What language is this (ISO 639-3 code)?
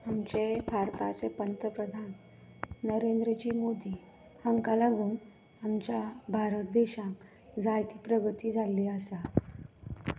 kok